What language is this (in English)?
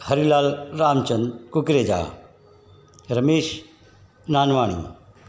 Sindhi